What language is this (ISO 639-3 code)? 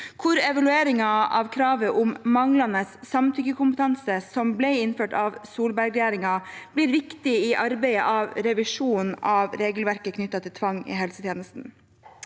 nor